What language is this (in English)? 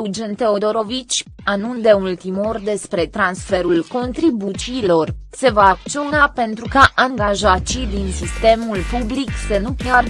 Romanian